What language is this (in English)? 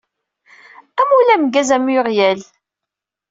Kabyle